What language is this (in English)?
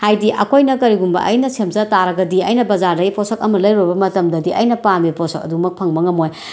Manipuri